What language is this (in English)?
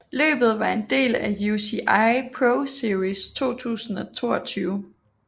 Danish